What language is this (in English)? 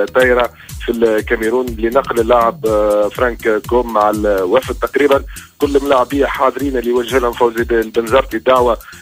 Arabic